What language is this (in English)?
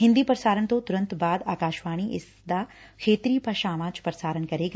Punjabi